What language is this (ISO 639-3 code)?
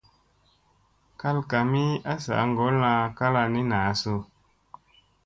mse